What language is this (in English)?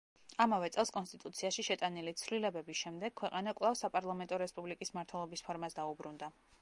Georgian